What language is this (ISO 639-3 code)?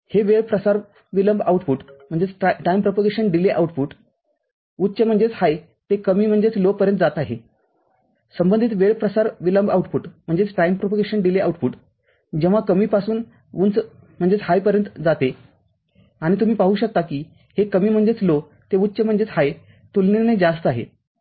mar